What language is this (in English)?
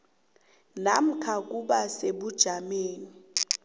South Ndebele